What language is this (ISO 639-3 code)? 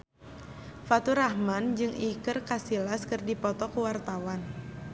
sun